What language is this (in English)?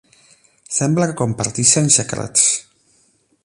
Catalan